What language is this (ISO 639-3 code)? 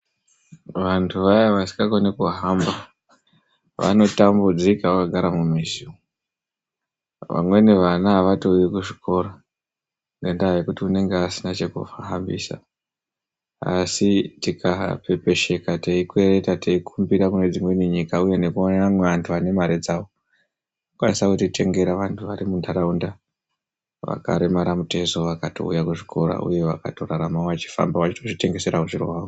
ndc